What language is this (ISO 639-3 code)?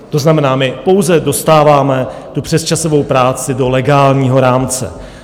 ces